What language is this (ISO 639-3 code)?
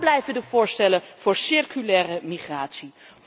nld